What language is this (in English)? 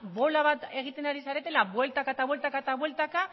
Basque